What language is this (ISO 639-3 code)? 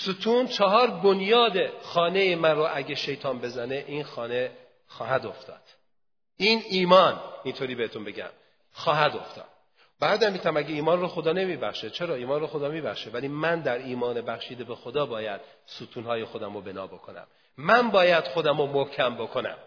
fas